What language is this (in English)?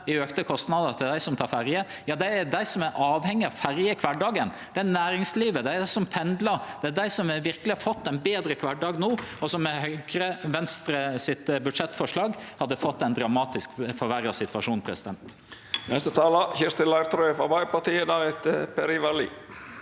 Norwegian